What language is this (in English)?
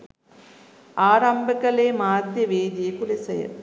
Sinhala